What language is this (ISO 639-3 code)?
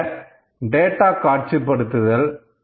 tam